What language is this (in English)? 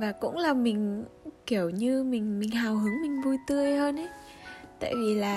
Vietnamese